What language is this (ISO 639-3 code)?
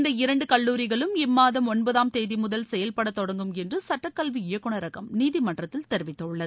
tam